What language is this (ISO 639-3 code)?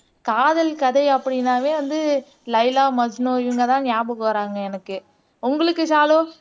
tam